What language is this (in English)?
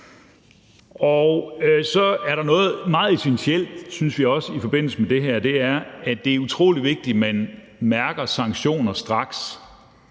Danish